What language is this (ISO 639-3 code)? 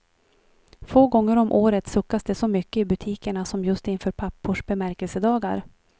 swe